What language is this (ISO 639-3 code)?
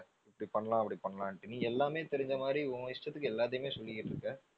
tam